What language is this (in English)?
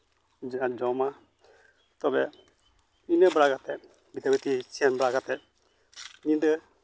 Santali